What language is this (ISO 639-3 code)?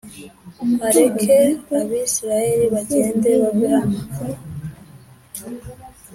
kin